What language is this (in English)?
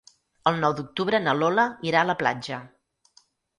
Catalan